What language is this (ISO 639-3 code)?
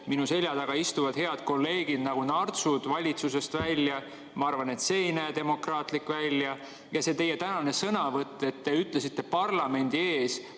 est